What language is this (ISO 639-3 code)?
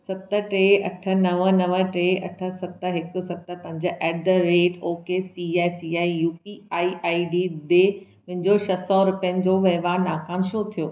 snd